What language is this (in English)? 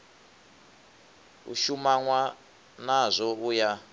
Venda